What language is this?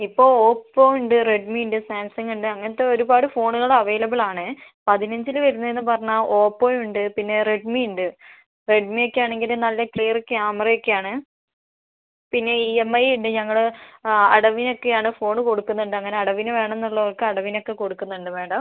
Malayalam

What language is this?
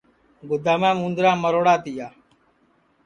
Sansi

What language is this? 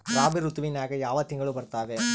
Kannada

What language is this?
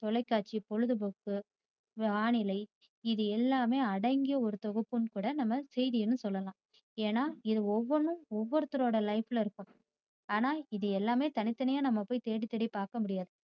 Tamil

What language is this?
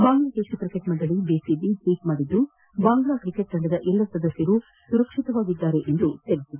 Kannada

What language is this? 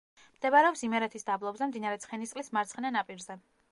Georgian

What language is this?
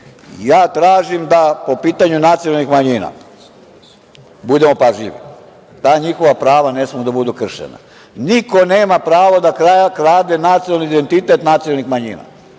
Serbian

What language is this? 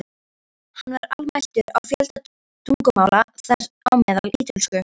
Icelandic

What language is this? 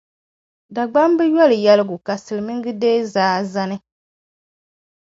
Dagbani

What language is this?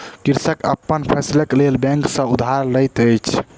Maithili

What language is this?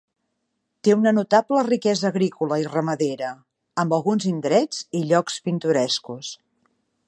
Catalan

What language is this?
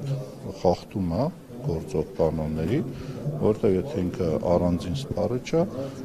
Romanian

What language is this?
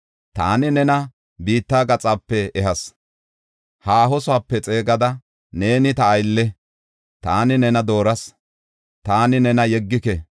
Gofa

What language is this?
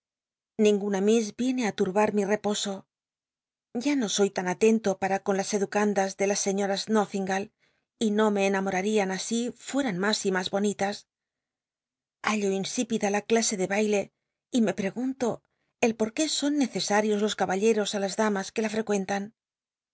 Spanish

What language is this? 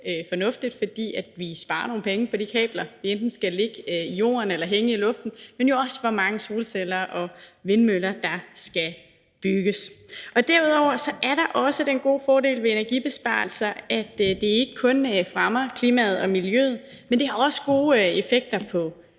Danish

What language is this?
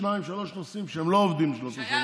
Hebrew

